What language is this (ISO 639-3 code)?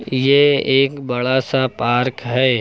hin